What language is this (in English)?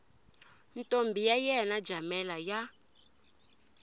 Tsonga